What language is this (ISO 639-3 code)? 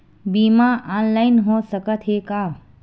hne